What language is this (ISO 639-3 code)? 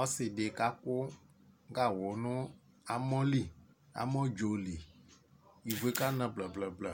kpo